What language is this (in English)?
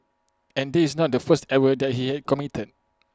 English